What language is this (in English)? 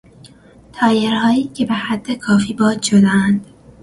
Persian